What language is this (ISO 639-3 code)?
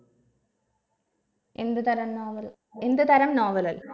mal